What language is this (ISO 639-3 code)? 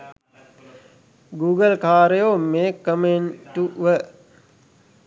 sin